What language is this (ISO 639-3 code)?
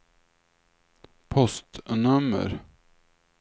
swe